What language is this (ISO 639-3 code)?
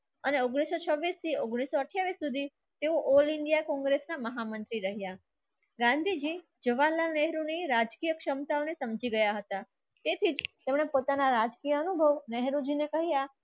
guj